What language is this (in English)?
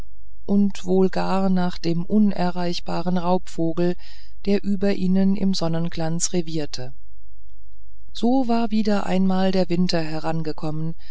German